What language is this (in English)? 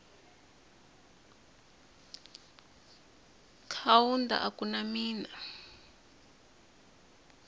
Tsonga